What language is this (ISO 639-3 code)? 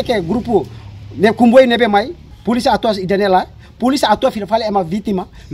ind